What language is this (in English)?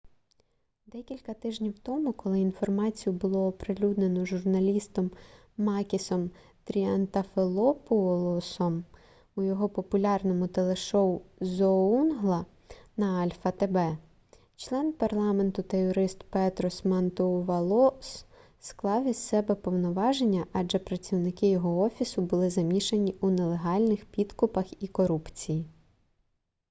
Ukrainian